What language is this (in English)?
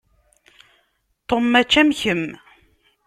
Kabyle